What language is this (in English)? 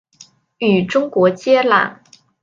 Chinese